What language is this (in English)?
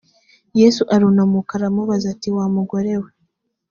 Kinyarwanda